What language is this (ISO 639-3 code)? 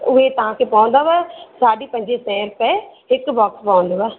snd